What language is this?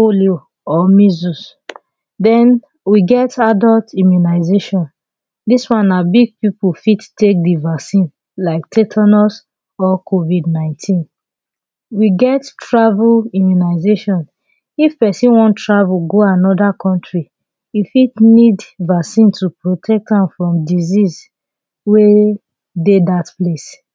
Nigerian Pidgin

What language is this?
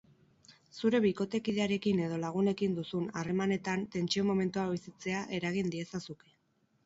Basque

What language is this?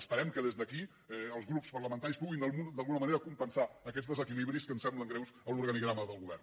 Catalan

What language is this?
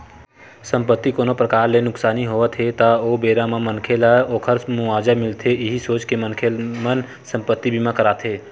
Chhattisgarhi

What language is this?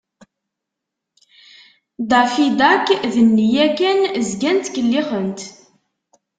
Kabyle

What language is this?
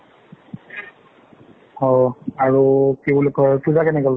Assamese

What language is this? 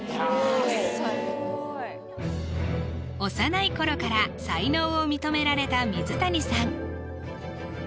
Japanese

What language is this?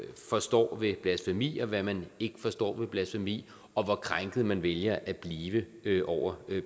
Danish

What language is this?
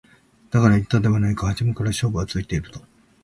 Japanese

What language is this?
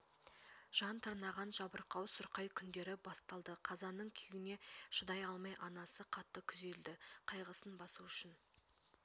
Kazakh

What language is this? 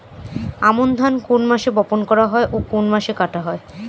Bangla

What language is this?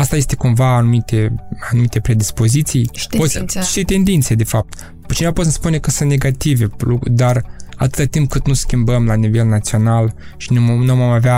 Romanian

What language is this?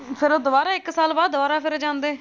Punjabi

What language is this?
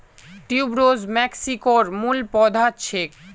Magahi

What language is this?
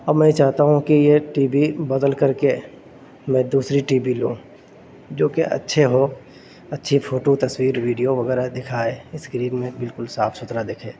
Urdu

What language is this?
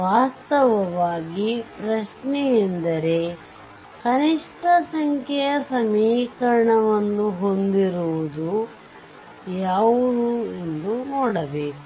Kannada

